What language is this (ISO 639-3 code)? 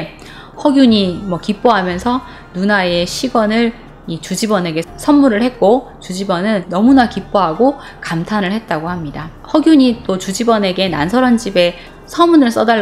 kor